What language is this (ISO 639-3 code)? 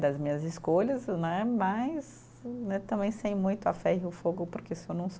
por